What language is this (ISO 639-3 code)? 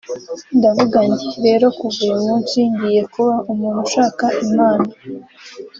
kin